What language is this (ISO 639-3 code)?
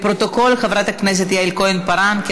heb